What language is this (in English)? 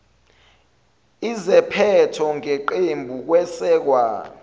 Zulu